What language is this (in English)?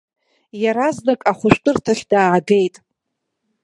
Abkhazian